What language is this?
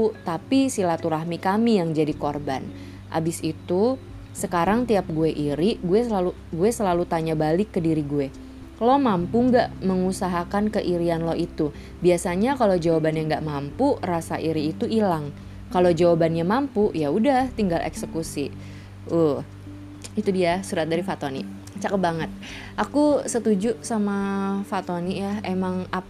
Indonesian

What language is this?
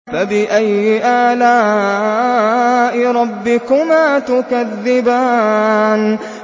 Arabic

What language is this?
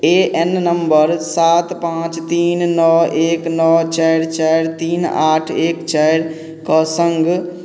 Maithili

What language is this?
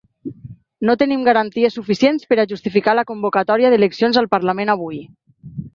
Catalan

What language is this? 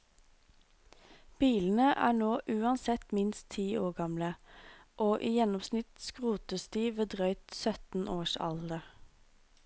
Norwegian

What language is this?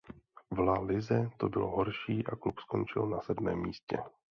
Czech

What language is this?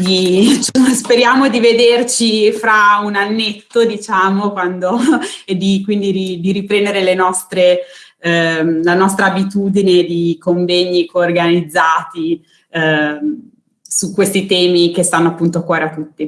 Italian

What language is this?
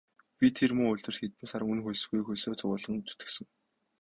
Mongolian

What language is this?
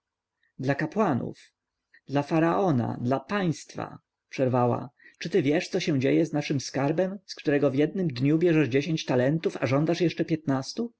Polish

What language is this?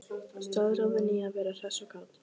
Icelandic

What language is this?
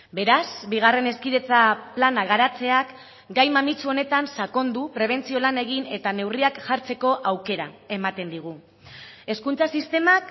Basque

